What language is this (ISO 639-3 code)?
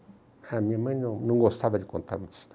por